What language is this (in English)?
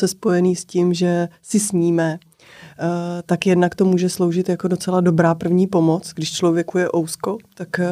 Czech